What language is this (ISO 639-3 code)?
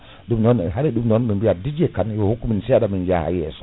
ful